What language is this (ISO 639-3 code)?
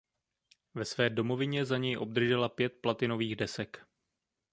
ces